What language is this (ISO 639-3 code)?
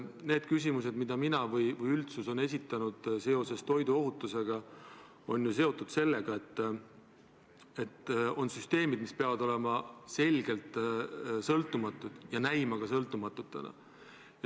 est